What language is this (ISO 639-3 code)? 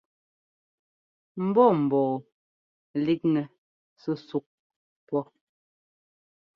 jgo